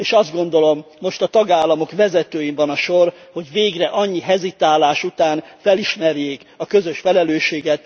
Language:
Hungarian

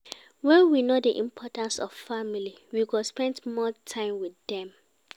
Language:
Nigerian Pidgin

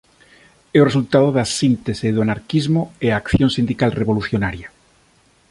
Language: Galician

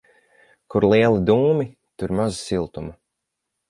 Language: Latvian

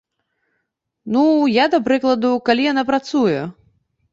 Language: Belarusian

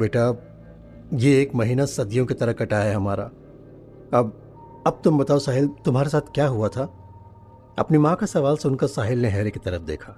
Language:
Hindi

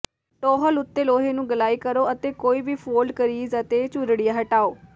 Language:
Punjabi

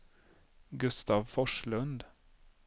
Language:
Swedish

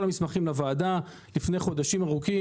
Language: Hebrew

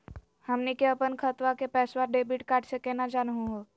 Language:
Magahi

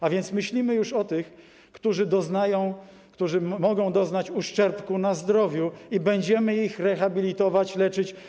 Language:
Polish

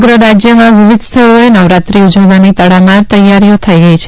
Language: Gujarati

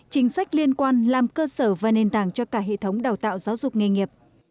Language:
Vietnamese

